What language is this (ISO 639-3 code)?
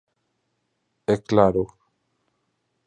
glg